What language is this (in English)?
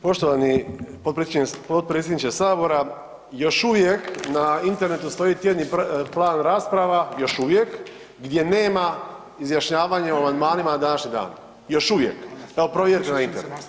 Croatian